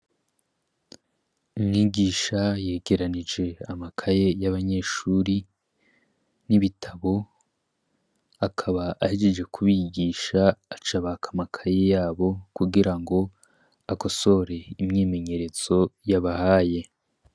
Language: Rundi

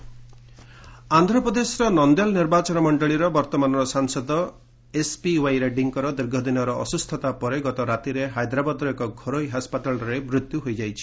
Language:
Odia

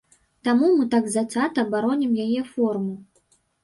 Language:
Belarusian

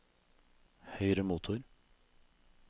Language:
Norwegian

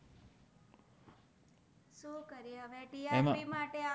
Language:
Gujarati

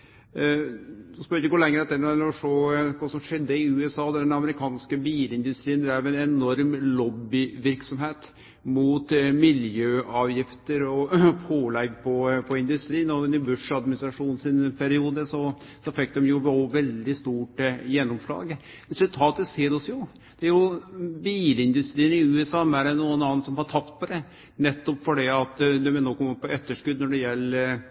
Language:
Norwegian Nynorsk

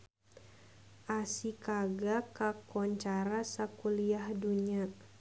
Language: Sundanese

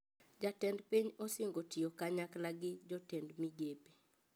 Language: Luo (Kenya and Tanzania)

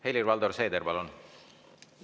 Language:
Estonian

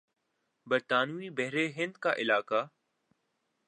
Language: Urdu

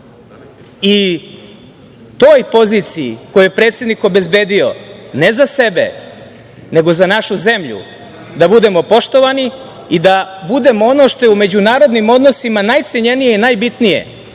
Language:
Serbian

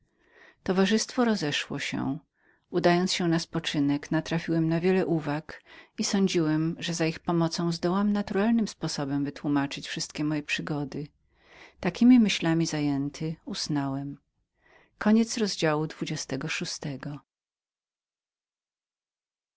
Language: Polish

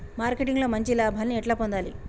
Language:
Telugu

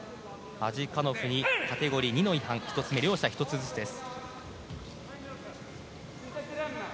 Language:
Japanese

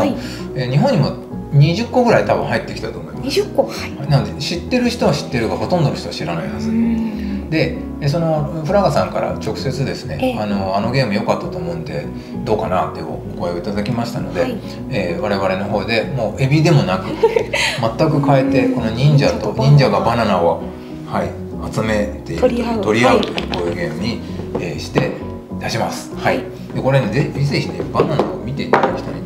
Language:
Japanese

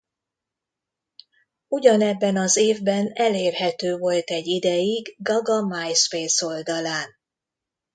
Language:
Hungarian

